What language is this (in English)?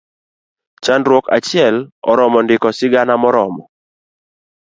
Luo (Kenya and Tanzania)